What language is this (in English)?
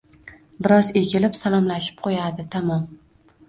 Uzbek